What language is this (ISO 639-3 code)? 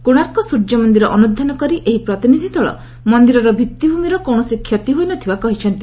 ori